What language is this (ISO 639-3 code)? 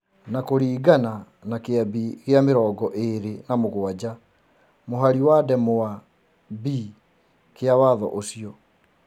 kik